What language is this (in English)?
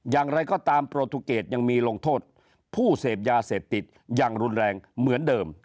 Thai